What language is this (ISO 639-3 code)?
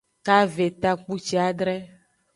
ajg